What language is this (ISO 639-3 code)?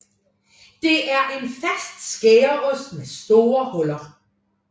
dan